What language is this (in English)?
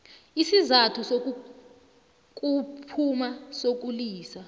South Ndebele